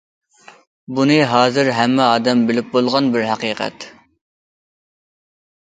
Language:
Uyghur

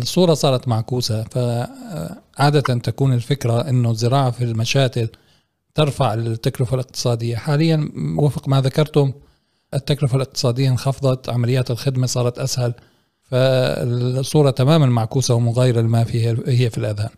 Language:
Arabic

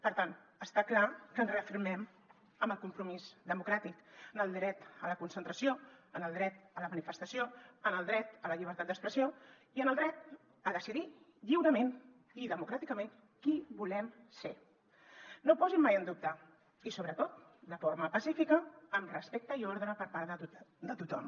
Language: Catalan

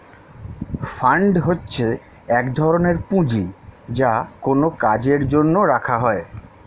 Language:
Bangla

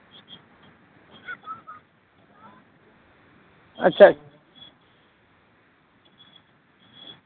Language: Santali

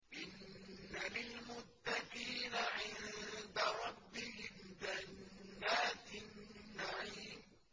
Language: Arabic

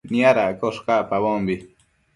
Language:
Matsés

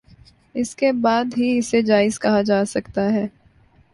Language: Urdu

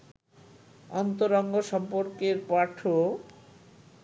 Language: Bangla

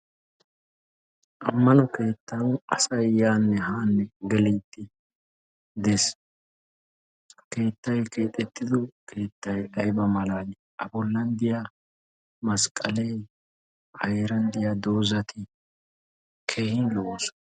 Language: Wolaytta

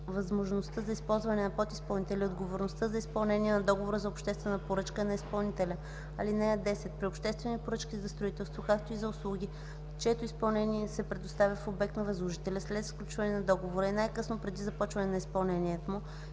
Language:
Bulgarian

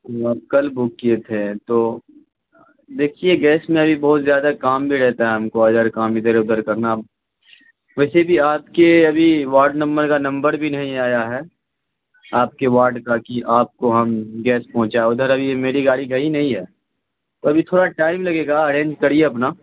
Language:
Urdu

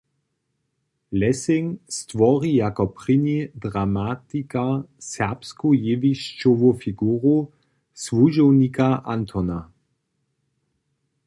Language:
Upper Sorbian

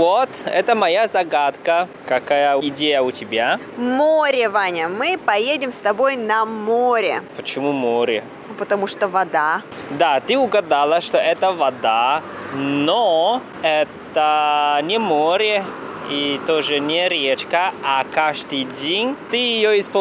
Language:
Russian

